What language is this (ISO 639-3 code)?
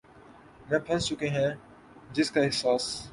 urd